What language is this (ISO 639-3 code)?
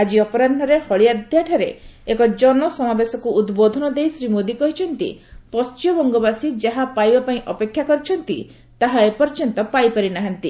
ori